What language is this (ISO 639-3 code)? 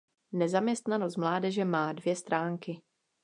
ces